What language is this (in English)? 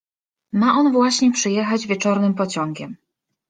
Polish